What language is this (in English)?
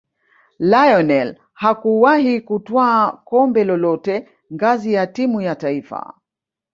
Swahili